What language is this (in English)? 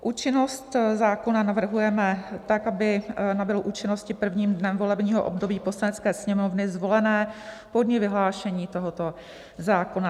Czech